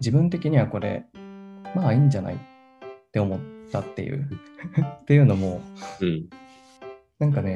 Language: Japanese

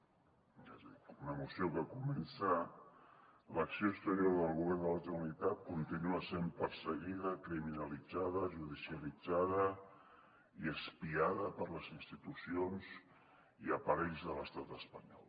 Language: Catalan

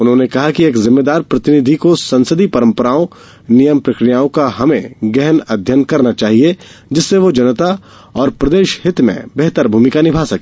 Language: Hindi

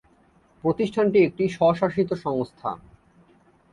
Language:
Bangla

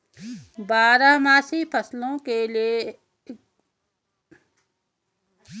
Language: Hindi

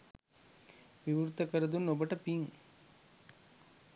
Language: Sinhala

